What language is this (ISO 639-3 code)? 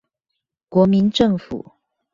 zho